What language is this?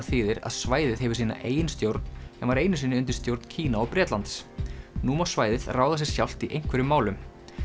Icelandic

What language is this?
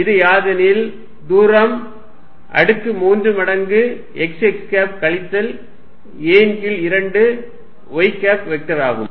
Tamil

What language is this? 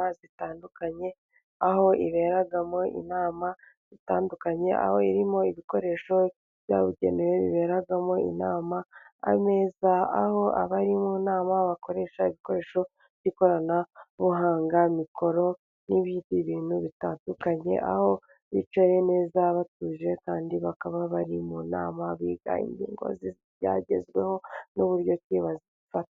Kinyarwanda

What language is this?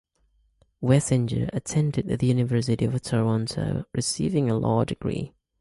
English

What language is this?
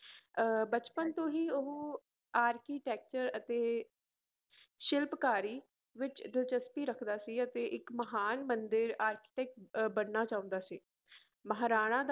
Punjabi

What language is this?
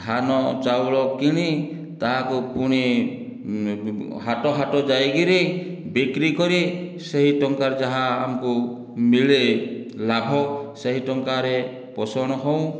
Odia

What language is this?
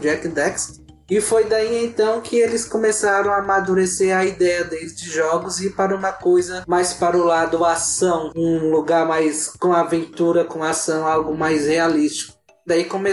Portuguese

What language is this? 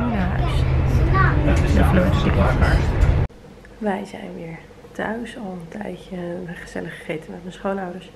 Dutch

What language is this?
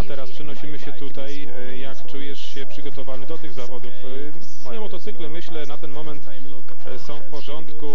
Polish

